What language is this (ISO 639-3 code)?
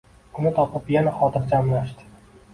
uzb